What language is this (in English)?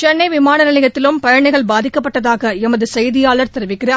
Tamil